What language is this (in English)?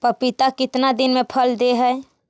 Magahi